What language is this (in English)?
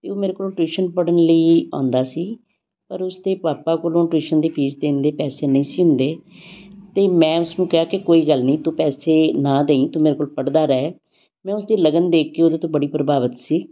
Punjabi